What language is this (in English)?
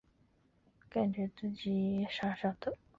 Chinese